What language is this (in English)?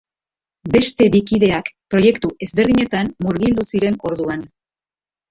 Basque